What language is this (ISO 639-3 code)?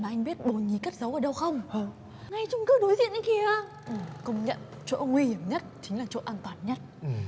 vie